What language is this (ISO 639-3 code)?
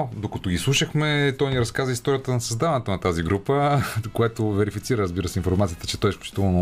bul